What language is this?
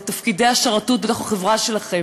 Hebrew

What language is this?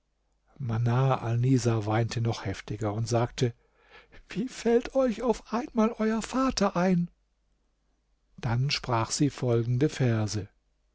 German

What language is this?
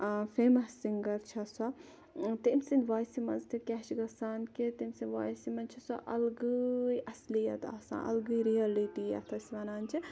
Kashmiri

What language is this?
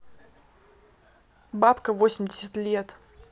Russian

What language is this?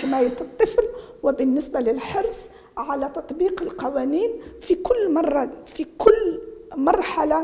Arabic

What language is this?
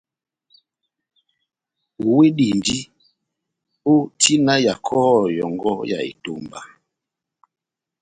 Batanga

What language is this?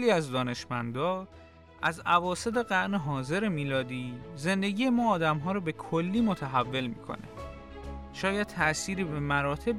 Persian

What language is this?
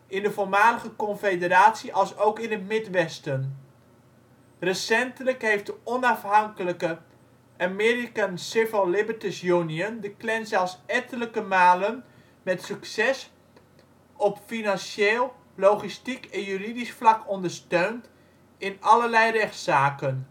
Dutch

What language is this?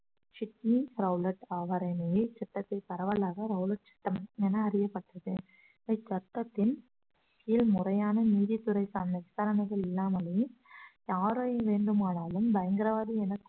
Tamil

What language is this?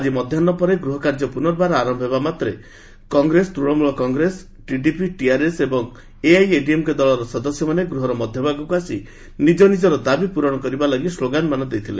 Odia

